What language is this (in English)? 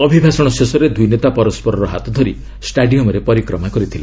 Odia